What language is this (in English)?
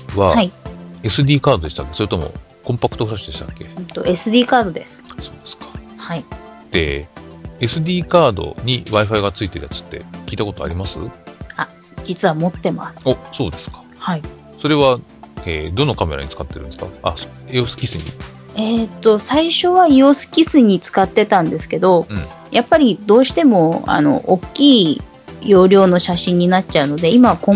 Japanese